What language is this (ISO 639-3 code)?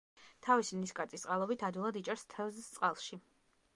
kat